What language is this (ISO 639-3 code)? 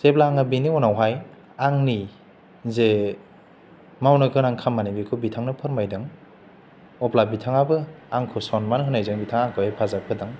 brx